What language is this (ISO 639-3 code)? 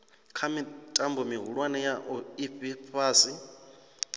ven